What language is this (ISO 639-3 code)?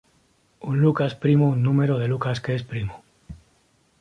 spa